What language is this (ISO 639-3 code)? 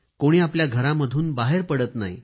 mar